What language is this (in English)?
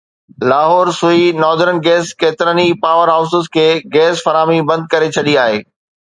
Sindhi